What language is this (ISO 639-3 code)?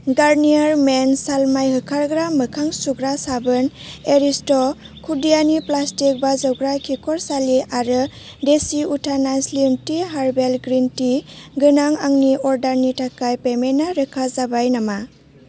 brx